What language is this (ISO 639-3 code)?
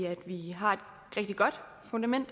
dan